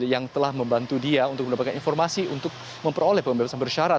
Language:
Indonesian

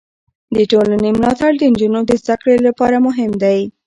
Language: Pashto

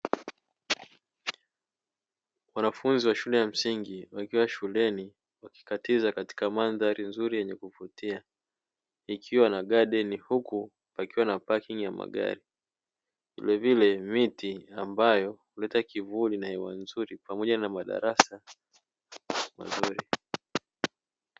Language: Swahili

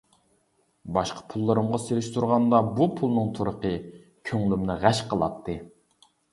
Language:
Uyghur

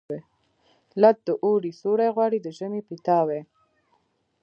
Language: Pashto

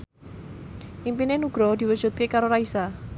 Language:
Javanese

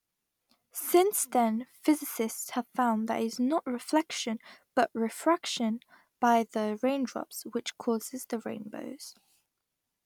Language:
English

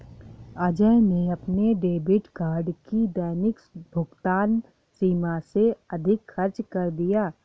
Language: Hindi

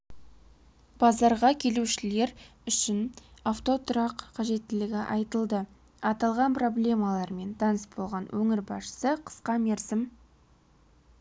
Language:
Kazakh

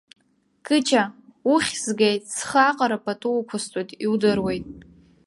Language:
Abkhazian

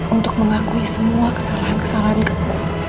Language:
Indonesian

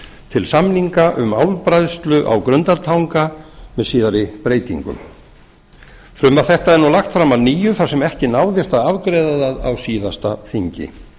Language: Icelandic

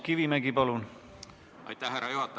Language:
Estonian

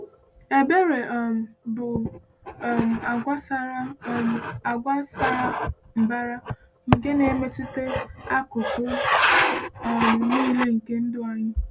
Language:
Igbo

